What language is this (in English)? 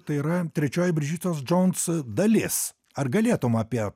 Lithuanian